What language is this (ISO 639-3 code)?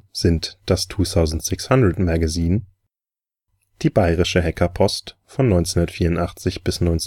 deu